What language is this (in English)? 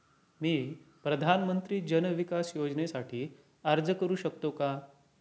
Marathi